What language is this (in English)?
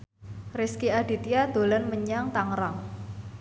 Javanese